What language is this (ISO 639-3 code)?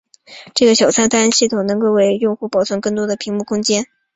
zho